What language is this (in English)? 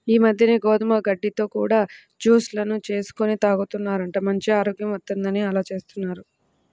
Telugu